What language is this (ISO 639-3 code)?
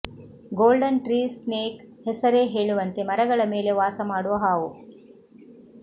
kan